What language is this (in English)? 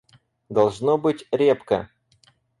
Russian